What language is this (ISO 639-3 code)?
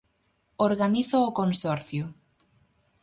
glg